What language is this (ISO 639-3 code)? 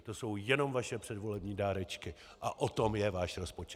ces